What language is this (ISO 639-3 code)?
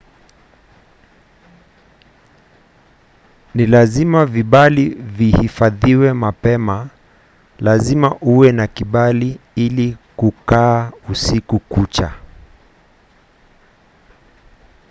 swa